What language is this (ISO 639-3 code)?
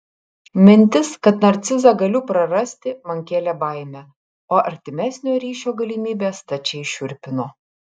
lit